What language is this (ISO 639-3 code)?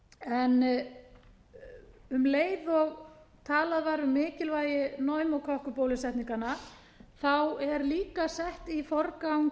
isl